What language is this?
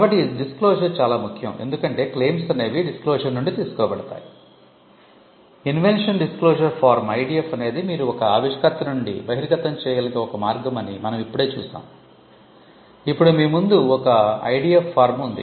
Telugu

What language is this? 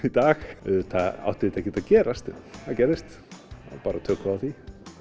Icelandic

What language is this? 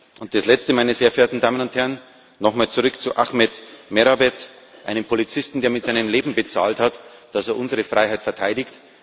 German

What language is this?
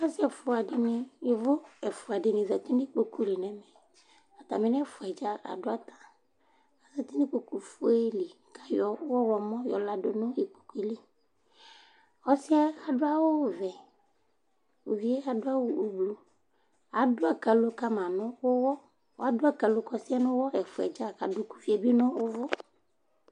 Ikposo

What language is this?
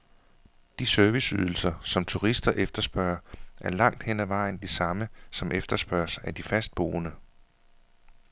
Danish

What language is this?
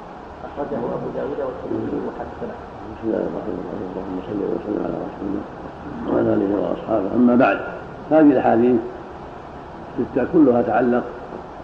Arabic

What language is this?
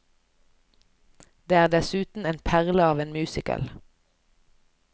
Norwegian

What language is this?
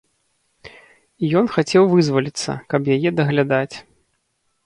Belarusian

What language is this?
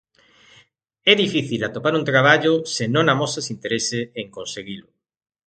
Galician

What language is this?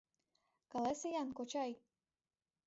Mari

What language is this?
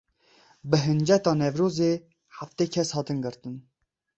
Kurdish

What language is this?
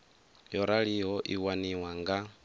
Venda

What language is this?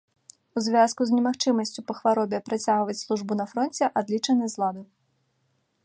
Belarusian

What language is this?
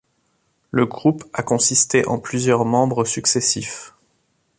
French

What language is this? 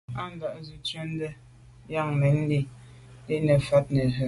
Medumba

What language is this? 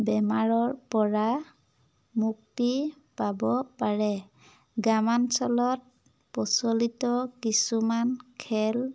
Assamese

